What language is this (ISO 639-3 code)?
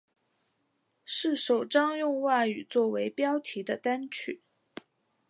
zho